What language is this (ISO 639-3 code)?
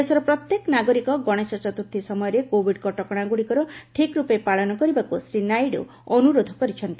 ori